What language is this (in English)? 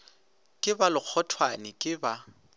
Northern Sotho